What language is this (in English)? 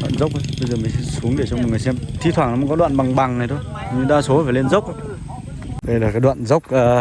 Vietnamese